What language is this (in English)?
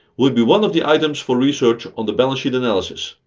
English